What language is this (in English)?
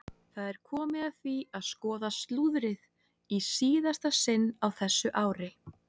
Icelandic